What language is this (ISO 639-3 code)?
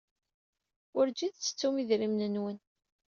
kab